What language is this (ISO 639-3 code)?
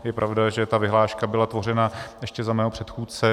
ces